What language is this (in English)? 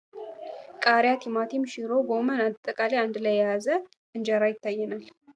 Amharic